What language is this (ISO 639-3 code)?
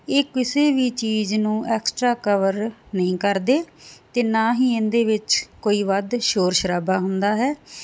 pan